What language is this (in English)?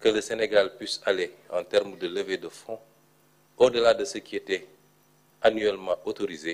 French